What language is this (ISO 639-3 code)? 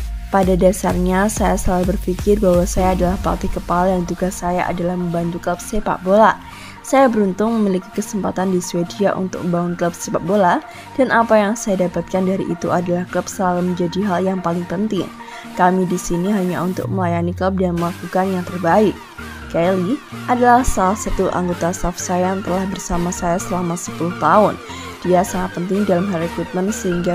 ind